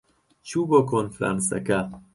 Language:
Central Kurdish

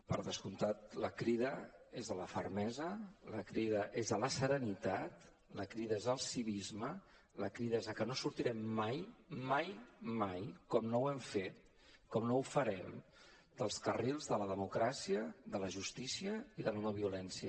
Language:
Catalan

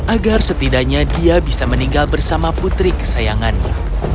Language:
Indonesian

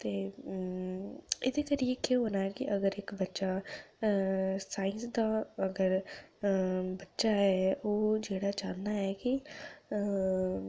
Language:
Dogri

